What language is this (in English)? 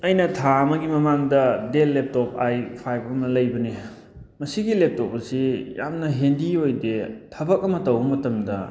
Manipuri